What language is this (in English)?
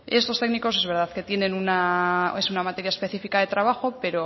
Spanish